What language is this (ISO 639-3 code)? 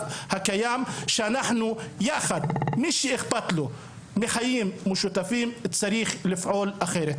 heb